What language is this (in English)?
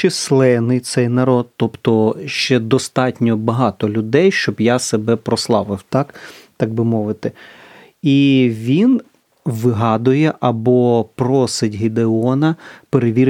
Ukrainian